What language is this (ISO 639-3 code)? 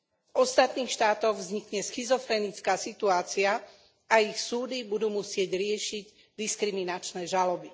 slk